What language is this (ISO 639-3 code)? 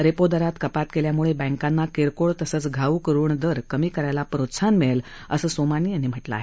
mar